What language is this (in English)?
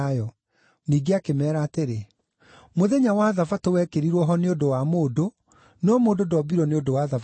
Kikuyu